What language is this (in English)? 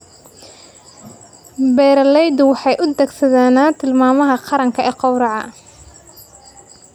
Somali